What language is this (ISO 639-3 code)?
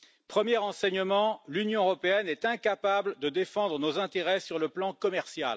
fra